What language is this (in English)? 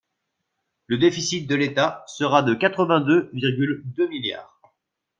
French